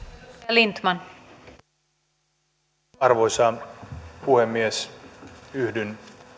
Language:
Finnish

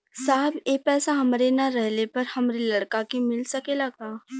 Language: Bhojpuri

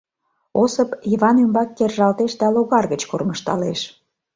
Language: Mari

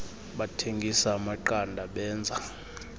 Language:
Xhosa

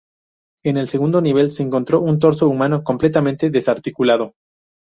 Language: Spanish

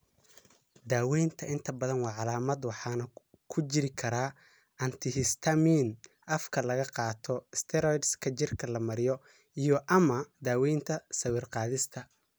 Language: Somali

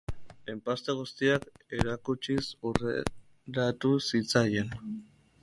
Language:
Basque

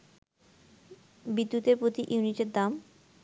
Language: Bangla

